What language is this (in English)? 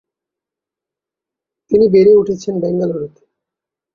Bangla